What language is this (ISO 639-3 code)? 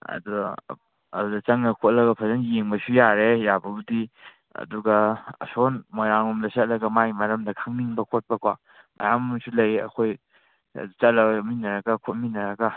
mni